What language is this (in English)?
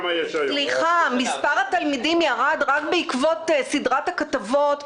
Hebrew